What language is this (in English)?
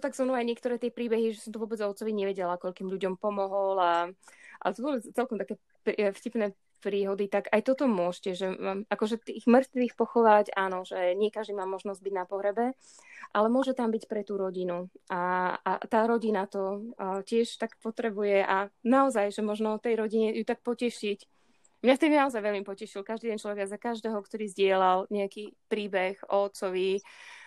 Slovak